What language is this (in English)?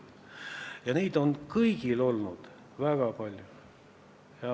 Estonian